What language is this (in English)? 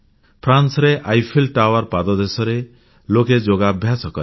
Odia